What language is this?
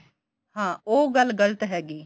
Punjabi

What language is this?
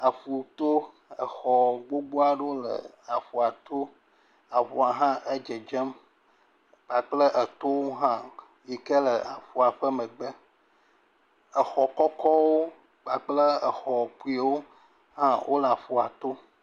Ewe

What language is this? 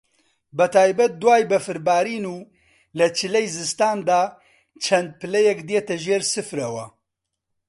Central Kurdish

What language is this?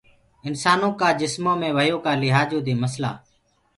Gurgula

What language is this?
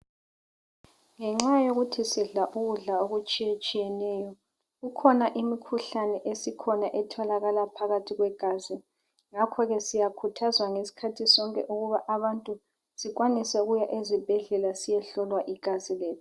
North Ndebele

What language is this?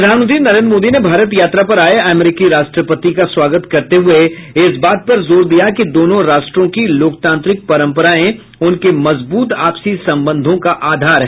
Hindi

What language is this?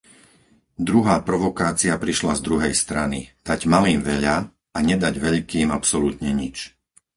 Slovak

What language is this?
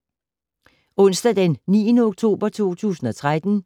Danish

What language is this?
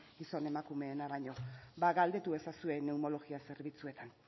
Basque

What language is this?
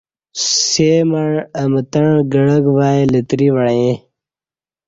Kati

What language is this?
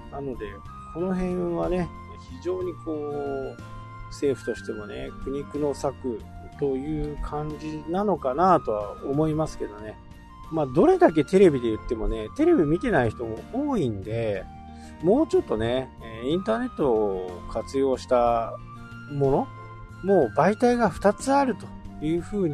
Japanese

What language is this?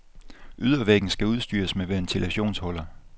Danish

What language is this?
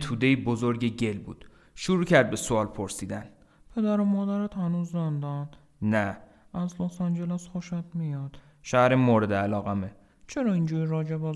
Persian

